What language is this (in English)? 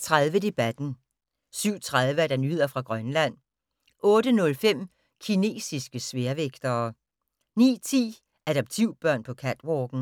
Danish